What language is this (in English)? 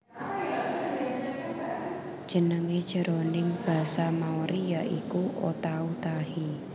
Javanese